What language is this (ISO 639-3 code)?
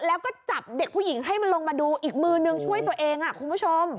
tha